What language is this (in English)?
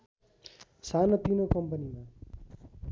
Nepali